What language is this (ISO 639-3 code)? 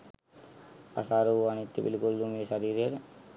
sin